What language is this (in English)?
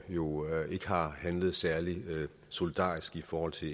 Danish